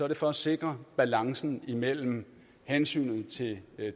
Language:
Danish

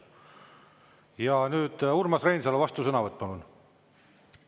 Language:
Estonian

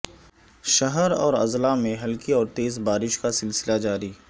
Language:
Urdu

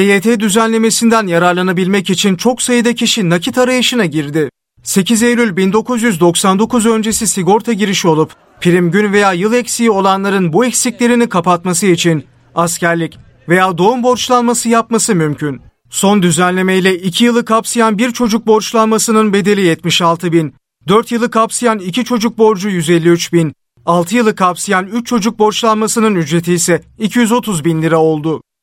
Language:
Turkish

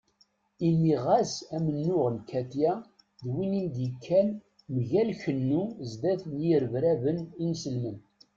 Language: Kabyle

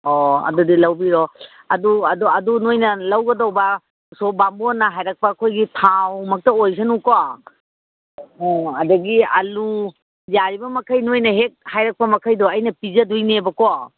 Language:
Manipuri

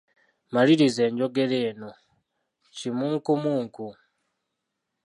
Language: Ganda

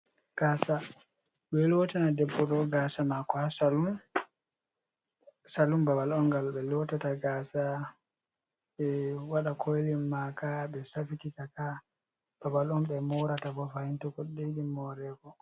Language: Fula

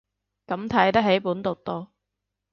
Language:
Cantonese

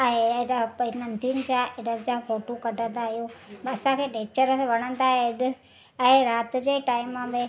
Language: Sindhi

